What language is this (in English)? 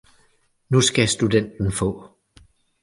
Danish